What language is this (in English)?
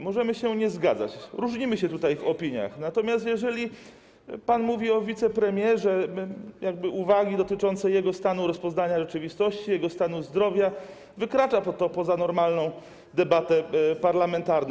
Polish